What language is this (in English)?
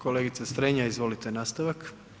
Croatian